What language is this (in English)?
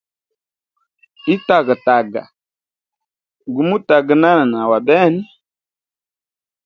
Hemba